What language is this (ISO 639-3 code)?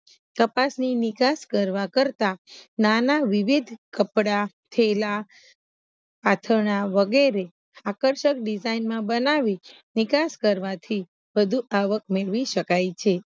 guj